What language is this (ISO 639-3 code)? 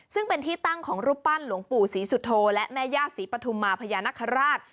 tha